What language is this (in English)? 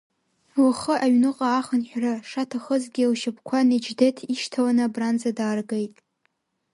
Abkhazian